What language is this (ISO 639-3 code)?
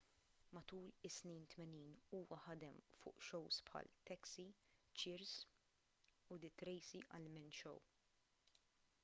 mlt